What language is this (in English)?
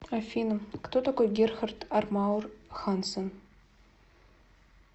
Russian